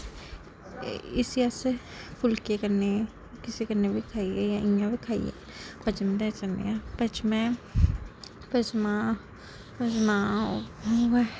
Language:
Dogri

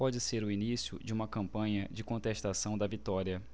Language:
Portuguese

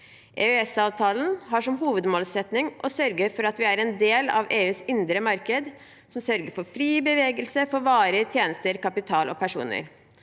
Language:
Norwegian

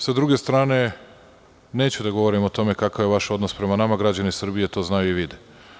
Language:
Serbian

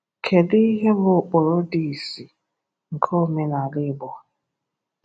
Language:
Igbo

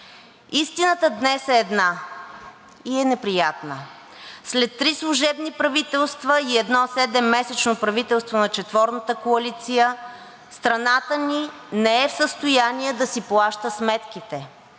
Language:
Bulgarian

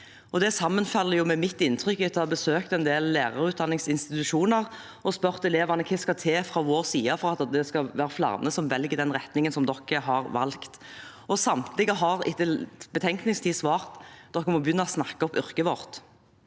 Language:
Norwegian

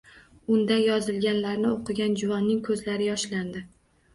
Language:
Uzbek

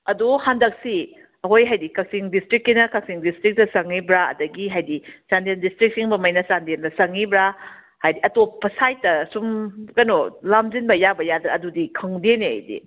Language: Manipuri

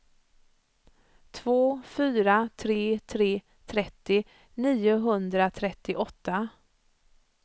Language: Swedish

